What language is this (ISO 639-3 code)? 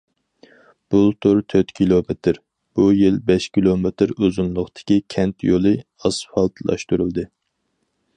uig